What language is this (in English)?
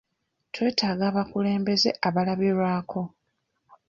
Ganda